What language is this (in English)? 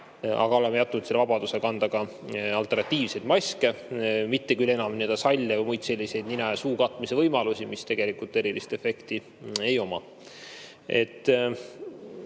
Estonian